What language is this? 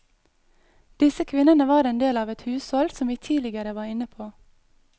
Norwegian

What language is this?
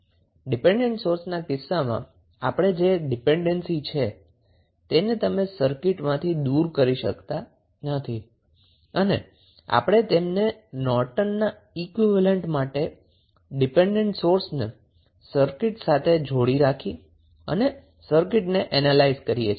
Gujarati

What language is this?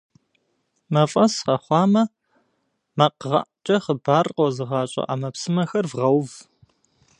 Kabardian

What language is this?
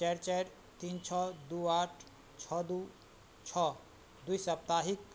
Maithili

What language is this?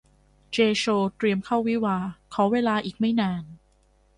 Thai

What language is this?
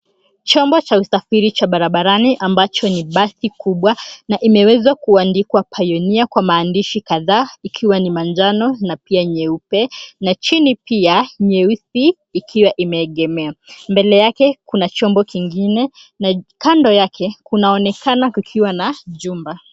Swahili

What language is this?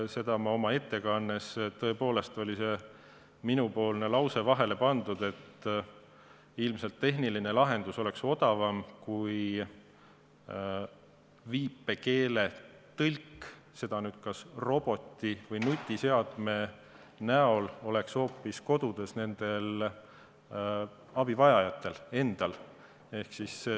Estonian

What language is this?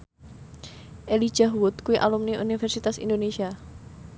Javanese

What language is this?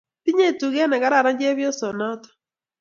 Kalenjin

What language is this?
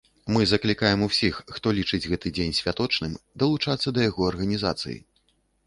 Belarusian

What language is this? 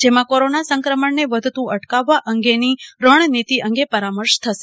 Gujarati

